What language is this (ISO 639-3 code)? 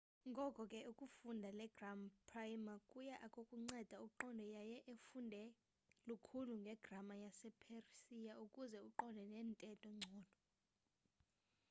xho